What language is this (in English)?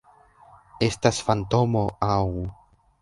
Esperanto